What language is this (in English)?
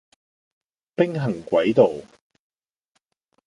Cantonese